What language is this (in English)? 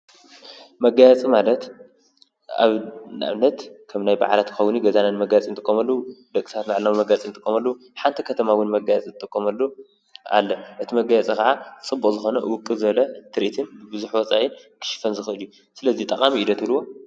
Tigrinya